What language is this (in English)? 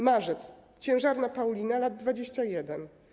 Polish